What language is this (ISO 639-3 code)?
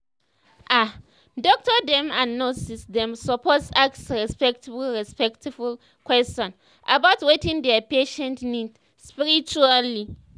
pcm